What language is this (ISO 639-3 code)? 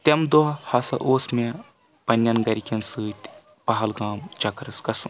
kas